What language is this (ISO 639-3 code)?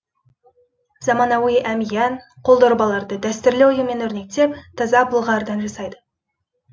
kaz